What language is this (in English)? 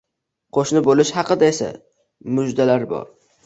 Uzbek